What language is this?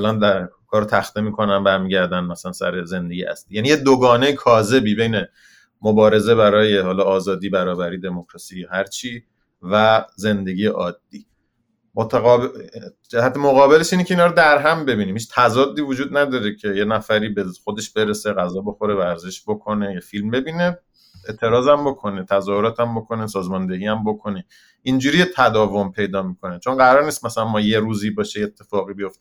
Persian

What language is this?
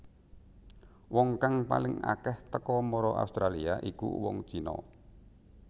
Javanese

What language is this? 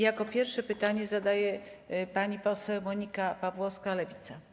Polish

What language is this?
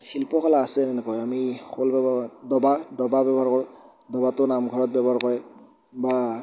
Assamese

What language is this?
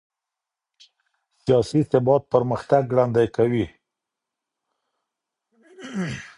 Pashto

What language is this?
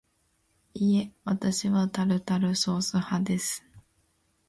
Japanese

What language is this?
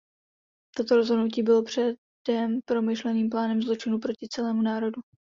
Czech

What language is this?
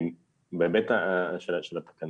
Hebrew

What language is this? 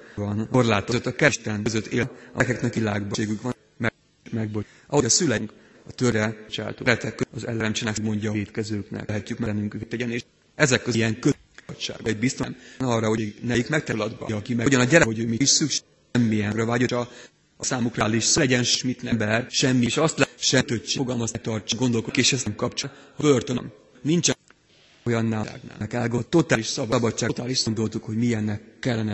Hungarian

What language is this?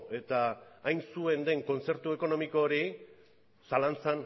Basque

